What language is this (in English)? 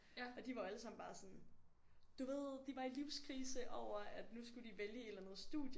Danish